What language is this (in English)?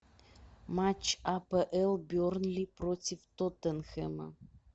Russian